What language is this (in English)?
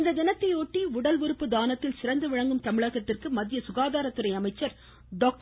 Tamil